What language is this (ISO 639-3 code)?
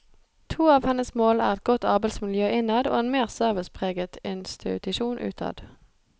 nor